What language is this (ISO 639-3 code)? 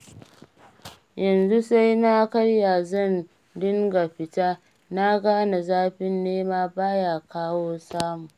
hau